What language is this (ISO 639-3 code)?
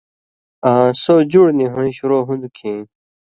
mvy